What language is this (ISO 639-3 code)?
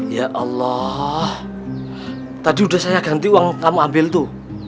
ind